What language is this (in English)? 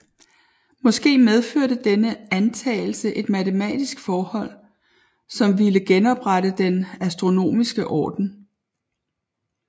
Danish